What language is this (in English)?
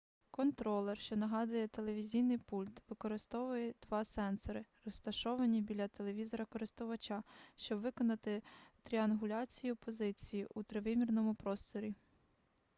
Ukrainian